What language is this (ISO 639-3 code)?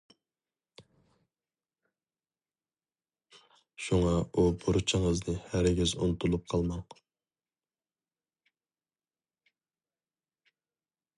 uig